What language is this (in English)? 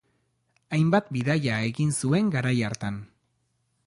Basque